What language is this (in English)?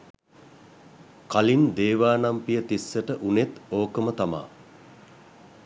Sinhala